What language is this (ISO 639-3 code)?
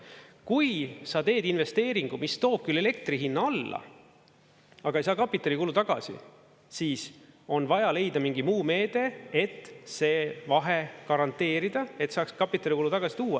est